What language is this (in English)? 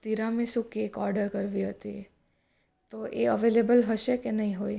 Gujarati